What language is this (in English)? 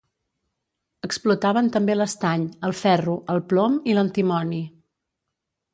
Catalan